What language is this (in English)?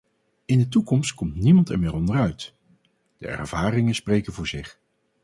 Dutch